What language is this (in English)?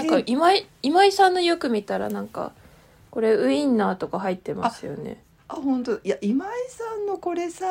Japanese